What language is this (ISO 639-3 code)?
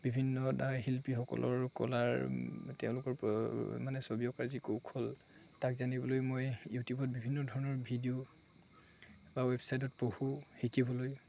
asm